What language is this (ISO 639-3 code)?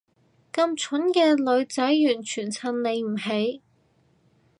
yue